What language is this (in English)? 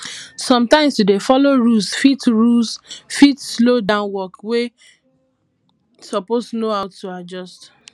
Nigerian Pidgin